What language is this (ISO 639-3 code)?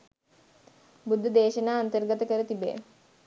sin